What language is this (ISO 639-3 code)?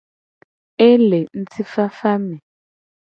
gej